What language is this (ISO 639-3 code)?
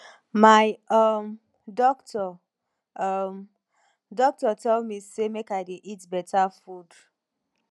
pcm